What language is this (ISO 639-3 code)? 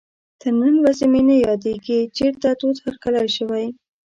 pus